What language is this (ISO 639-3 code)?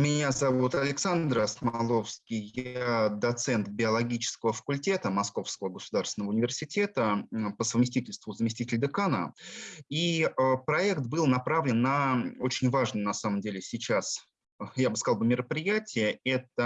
rus